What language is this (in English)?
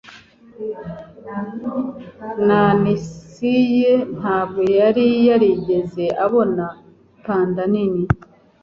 Kinyarwanda